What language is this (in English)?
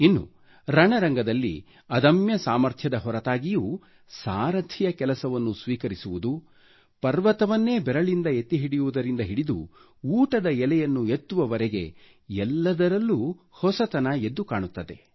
Kannada